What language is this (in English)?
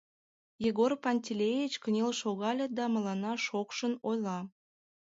Mari